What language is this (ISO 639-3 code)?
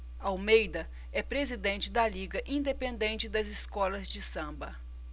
por